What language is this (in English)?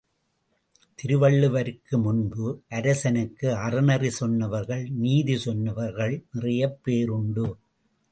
Tamil